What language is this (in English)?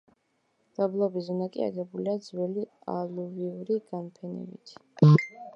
Georgian